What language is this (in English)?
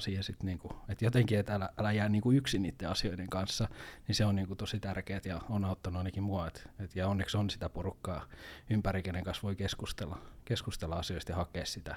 Finnish